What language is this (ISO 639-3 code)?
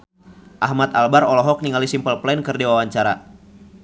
sun